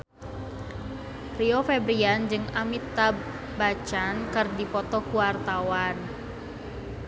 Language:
Sundanese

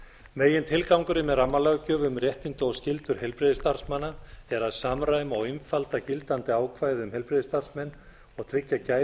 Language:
Icelandic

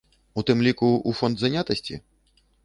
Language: Belarusian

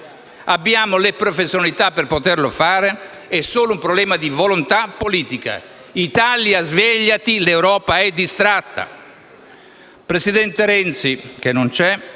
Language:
Italian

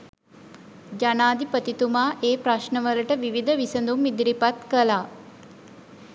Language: Sinhala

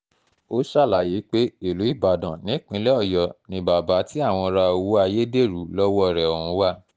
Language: Yoruba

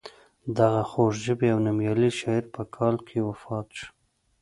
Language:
Pashto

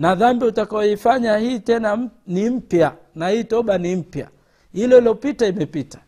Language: Swahili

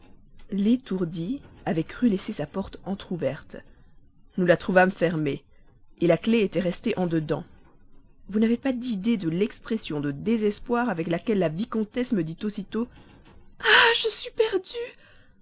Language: French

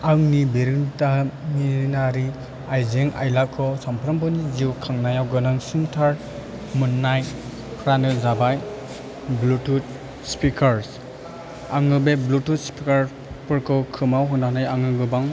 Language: Bodo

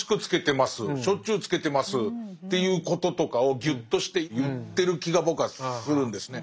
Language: Japanese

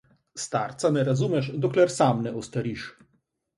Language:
Slovenian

